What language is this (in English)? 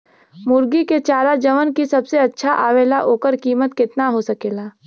Bhojpuri